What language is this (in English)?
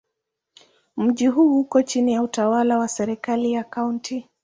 Swahili